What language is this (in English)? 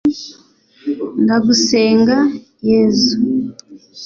Kinyarwanda